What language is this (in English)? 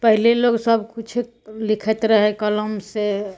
Maithili